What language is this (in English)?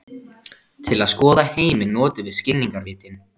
Icelandic